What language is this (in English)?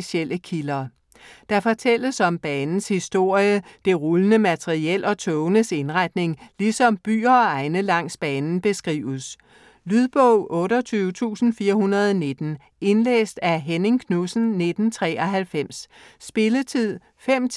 Danish